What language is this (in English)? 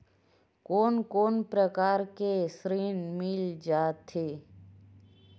Chhattisgarhi